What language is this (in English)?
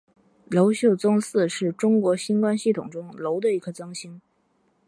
Chinese